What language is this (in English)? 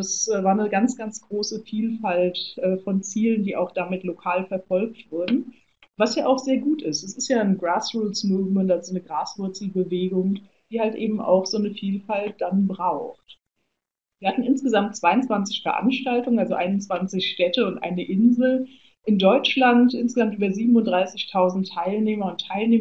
German